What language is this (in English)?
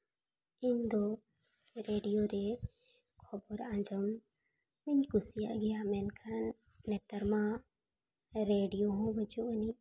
Santali